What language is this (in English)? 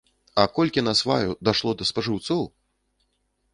Belarusian